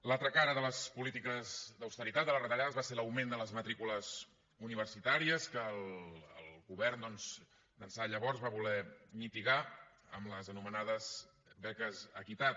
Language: Catalan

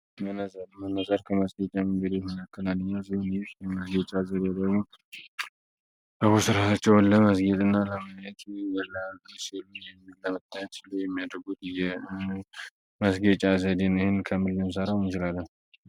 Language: Amharic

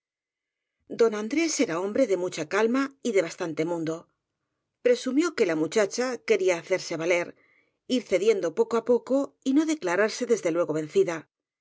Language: Spanish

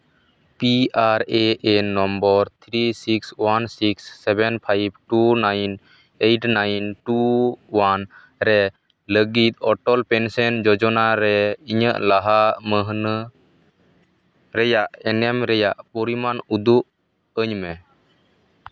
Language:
Santali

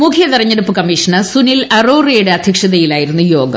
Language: Malayalam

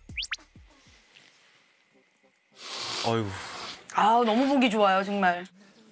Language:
Korean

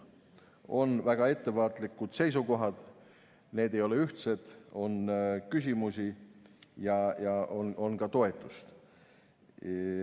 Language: Estonian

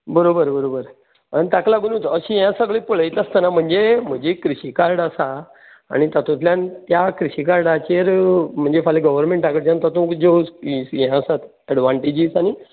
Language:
Konkani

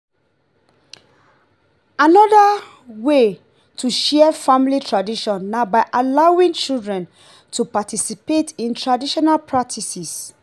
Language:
Nigerian Pidgin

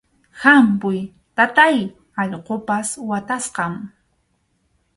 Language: Arequipa-La Unión Quechua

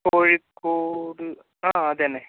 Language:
Malayalam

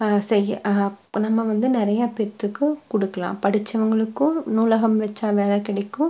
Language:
Tamil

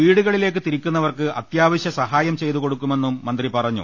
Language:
Malayalam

